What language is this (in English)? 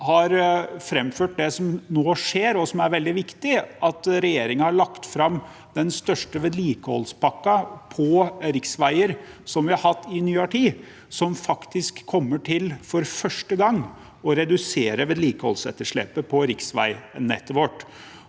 Norwegian